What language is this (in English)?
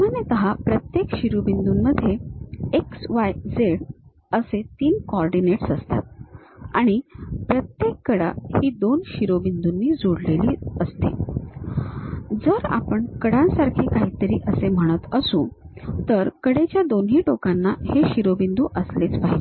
Marathi